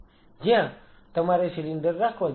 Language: Gujarati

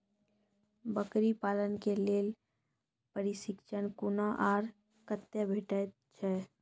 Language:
Maithili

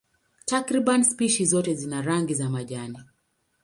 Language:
Swahili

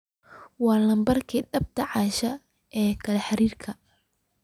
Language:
Somali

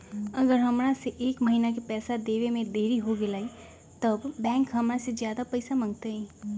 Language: Magahi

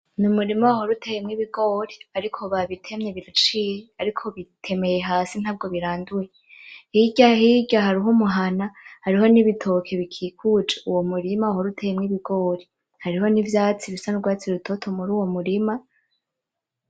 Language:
Rundi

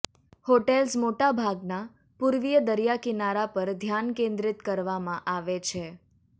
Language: Gujarati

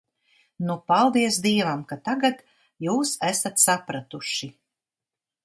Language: Latvian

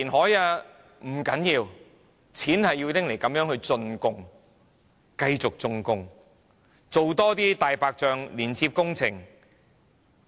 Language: Cantonese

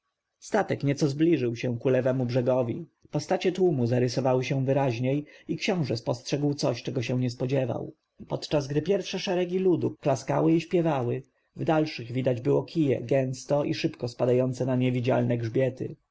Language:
Polish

